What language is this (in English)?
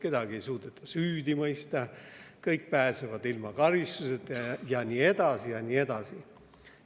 Estonian